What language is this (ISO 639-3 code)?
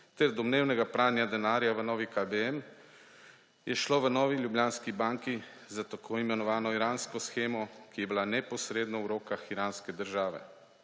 slv